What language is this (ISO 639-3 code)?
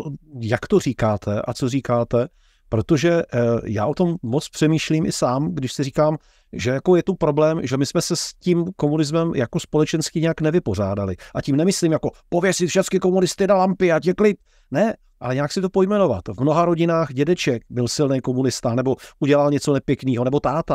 ces